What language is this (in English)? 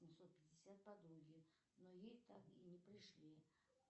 Russian